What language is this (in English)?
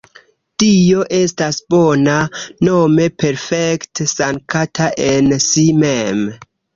Esperanto